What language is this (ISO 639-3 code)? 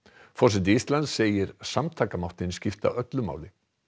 isl